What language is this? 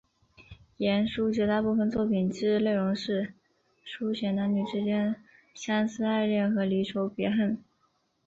Chinese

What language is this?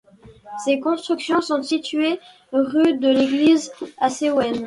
French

